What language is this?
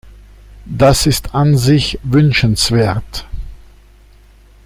German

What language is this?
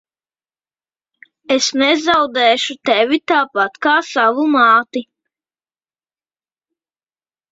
Latvian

